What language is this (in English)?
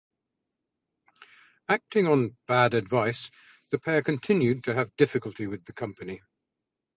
English